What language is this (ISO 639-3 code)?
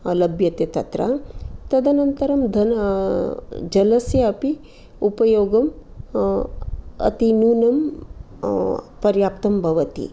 san